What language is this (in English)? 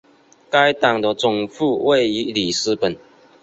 Chinese